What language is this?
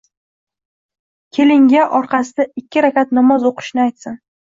Uzbek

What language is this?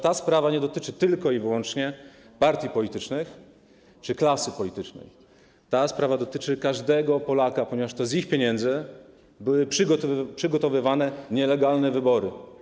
Polish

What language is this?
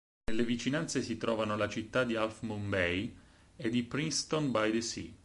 Italian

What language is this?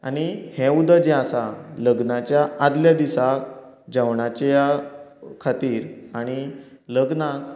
Konkani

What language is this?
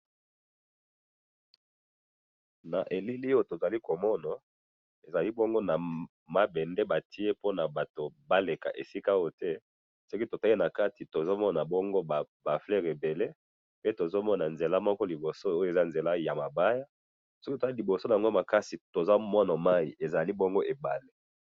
Lingala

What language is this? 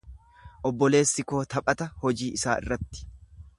Oromo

